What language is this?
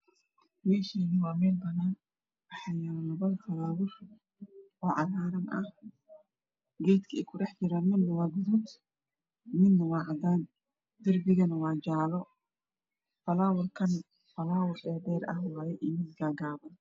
Somali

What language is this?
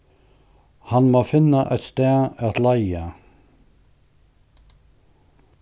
Faroese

